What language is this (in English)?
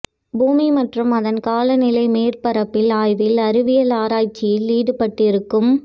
Tamil